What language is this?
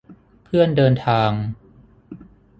Thai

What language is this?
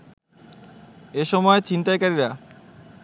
Bangla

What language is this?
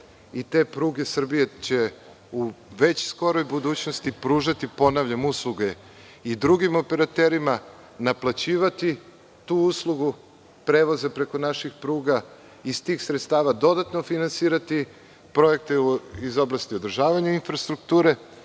Serbian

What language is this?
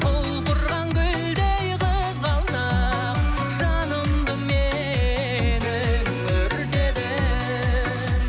Kazakh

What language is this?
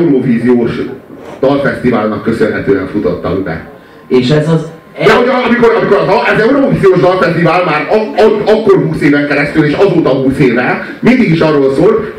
Hungarian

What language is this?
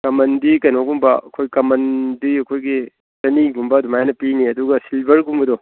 Manipuri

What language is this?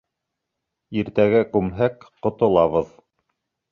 Bashkir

